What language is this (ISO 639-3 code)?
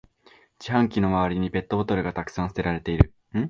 jpn